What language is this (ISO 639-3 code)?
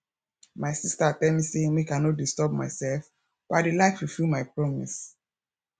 pcm